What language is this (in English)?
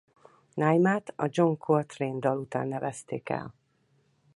Hungarian